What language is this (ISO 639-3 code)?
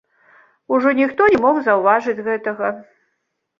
bel